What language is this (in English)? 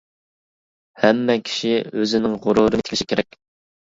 Uyghur